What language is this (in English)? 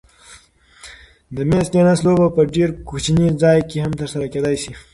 Pashto